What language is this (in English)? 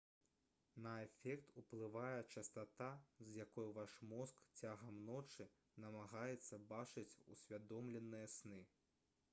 Belarusian